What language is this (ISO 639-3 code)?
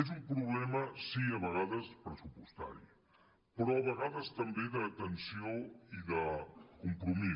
cat